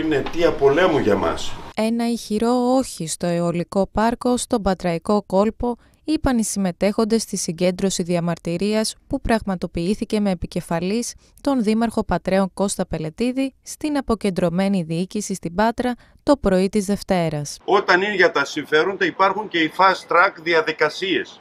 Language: Greek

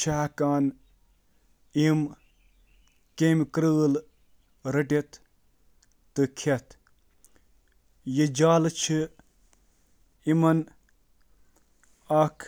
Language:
Kashmiri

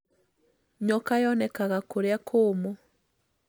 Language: Kikuyu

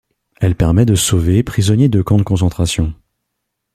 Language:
French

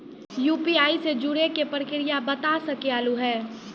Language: Maithili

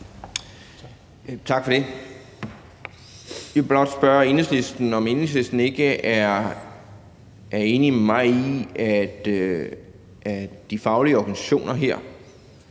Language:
Danish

